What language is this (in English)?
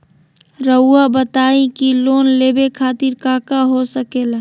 Magahi